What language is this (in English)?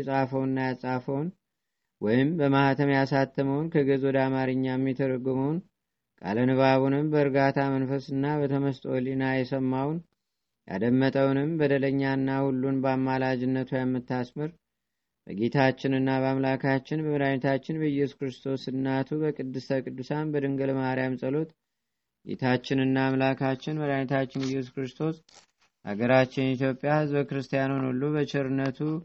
Amharic